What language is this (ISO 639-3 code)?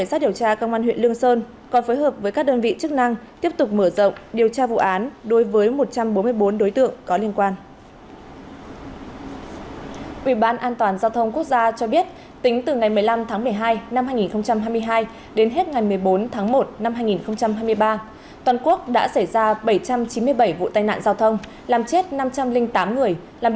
vie